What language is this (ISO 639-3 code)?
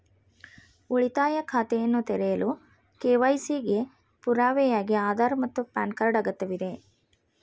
kan